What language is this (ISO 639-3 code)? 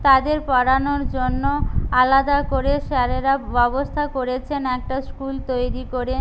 ben